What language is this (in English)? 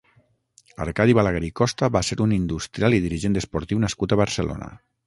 Catalan